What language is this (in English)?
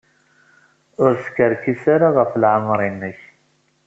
Kabyle